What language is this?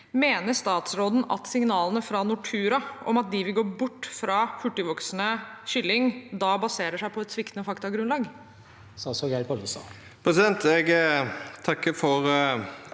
Norwegian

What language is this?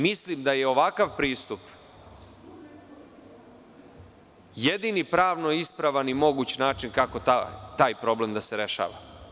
Serbian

